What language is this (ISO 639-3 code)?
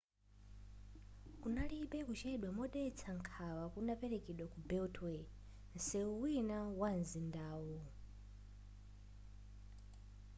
nya